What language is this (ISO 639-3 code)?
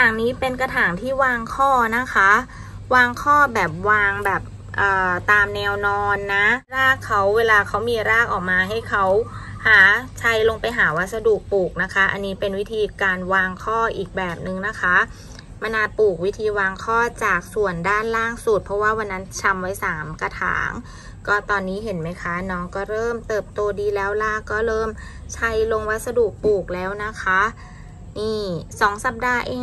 tha